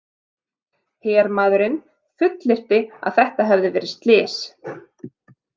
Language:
Icelandic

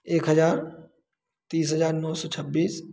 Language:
Hindi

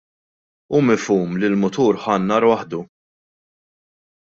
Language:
Maltese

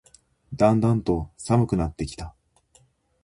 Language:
Japanese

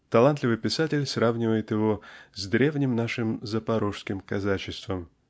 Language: Russian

